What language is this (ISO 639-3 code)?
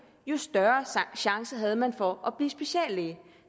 dan